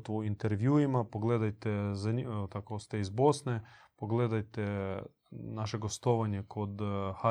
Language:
Croatian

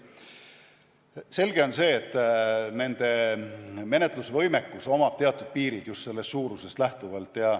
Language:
Estonian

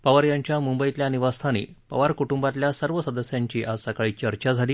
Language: Marathi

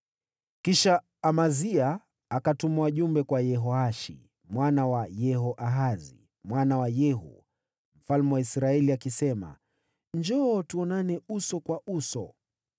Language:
Swahili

